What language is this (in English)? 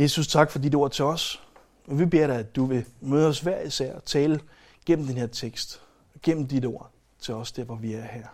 Danish